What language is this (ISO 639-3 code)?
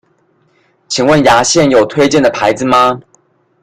zho